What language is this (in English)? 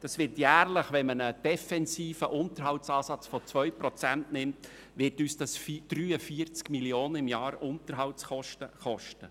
Swiss German